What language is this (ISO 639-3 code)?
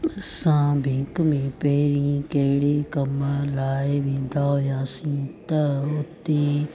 snd